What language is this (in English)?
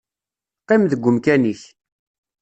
Kabyle